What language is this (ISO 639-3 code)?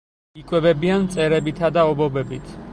kat